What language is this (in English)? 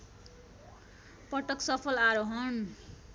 Nepali